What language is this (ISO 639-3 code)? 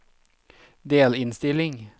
nor